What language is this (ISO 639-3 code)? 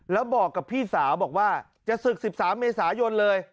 tha